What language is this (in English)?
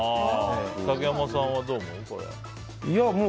Japanese